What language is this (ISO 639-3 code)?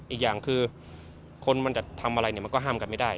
tha